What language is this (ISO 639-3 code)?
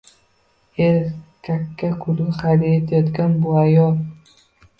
uzb